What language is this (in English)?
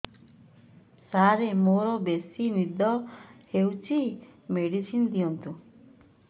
Odia